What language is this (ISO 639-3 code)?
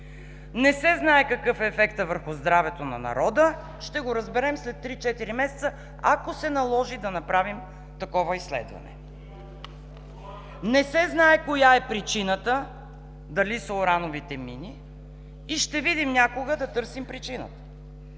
bul